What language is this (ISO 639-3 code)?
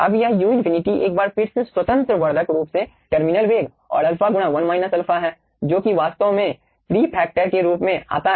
hin